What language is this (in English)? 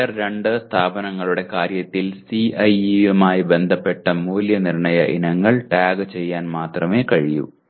Malayalam